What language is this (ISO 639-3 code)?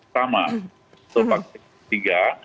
ind